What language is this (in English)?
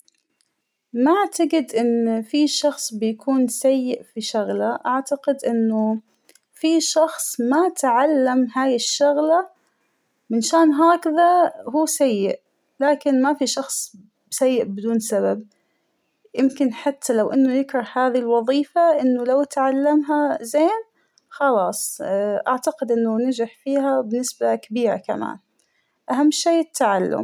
Hijazi Arabic